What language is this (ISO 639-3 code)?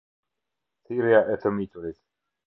sqi